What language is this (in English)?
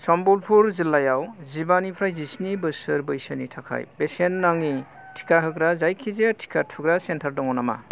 Bodo